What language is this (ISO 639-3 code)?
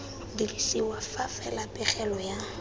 tsn